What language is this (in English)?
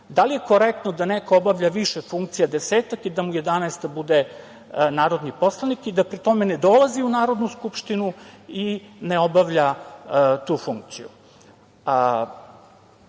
Serbian